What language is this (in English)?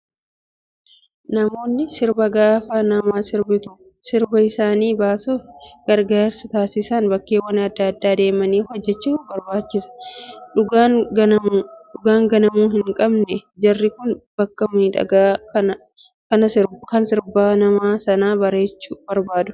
Oromo